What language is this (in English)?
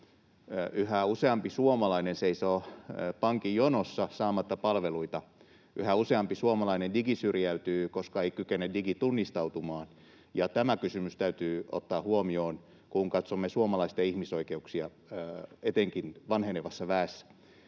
Finnish